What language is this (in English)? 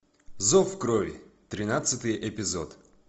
Russian